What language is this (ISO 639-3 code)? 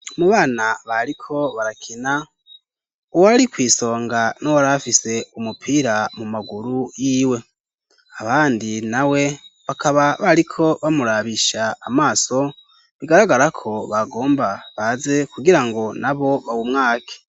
run